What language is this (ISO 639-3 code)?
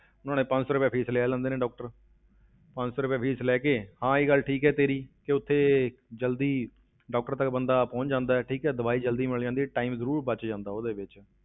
pan